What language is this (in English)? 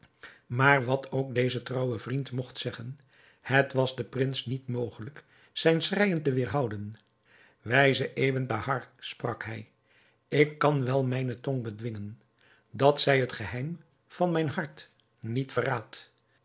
Dutch